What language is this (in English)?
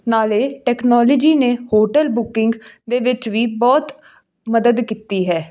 Punjabi